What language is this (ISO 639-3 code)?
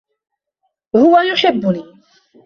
ara